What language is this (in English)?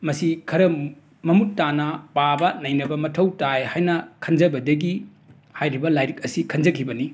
Manipuri